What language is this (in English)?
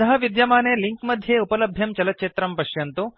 Sanskrit